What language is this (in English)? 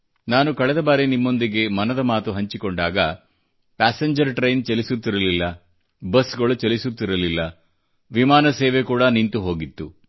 Kannada